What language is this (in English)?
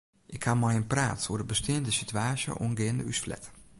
Western Frisian